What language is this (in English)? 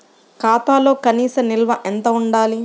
Telugu